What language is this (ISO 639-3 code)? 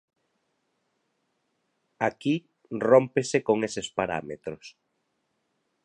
glg